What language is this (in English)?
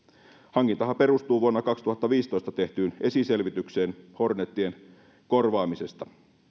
Finnish